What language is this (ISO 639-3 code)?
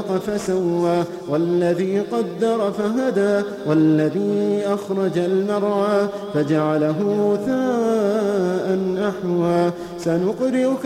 ara